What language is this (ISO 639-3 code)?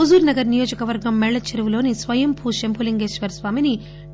tel